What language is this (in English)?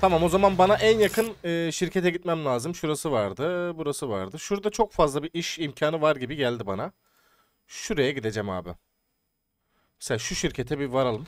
Turkish